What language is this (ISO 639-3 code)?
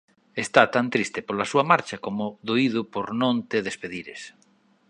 glg